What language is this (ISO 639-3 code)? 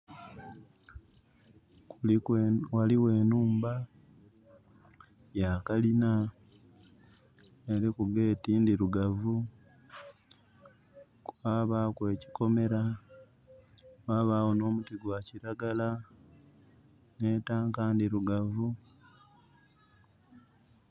xog